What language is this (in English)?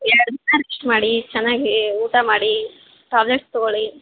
Kannada